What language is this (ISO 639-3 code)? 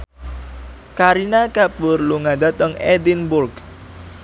jav